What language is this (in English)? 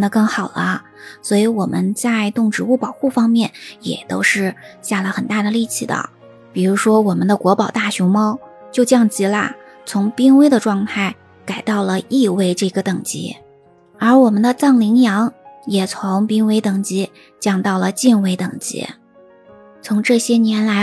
Chinese